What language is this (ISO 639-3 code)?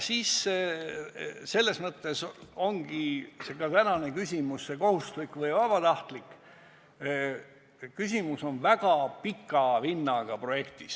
est